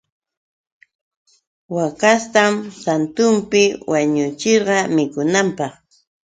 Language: Yauyos Quechua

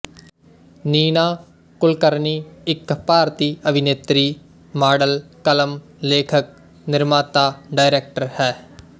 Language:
Punjabi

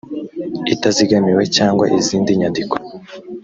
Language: Kinyarwanda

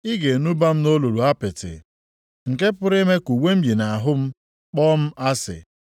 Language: Igbo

